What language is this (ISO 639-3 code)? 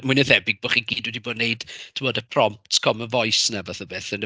cym